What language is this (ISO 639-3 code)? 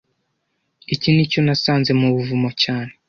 kin